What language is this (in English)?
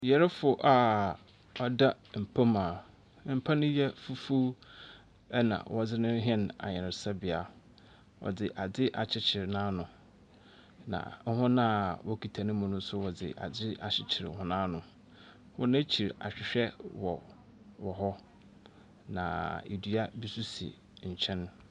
Akan